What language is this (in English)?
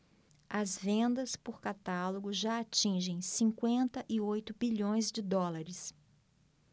Portuguese